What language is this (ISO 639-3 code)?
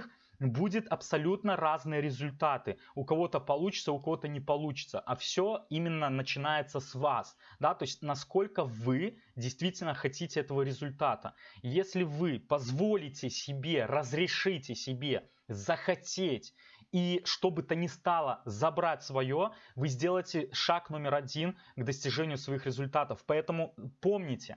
rus